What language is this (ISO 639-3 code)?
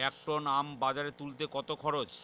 ben